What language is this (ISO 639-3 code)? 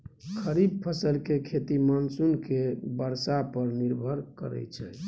mai